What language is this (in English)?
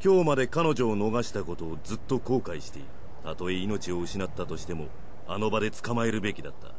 Japanese